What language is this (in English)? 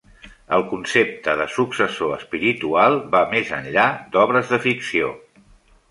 Catalan